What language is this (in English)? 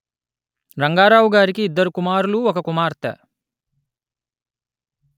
Telugu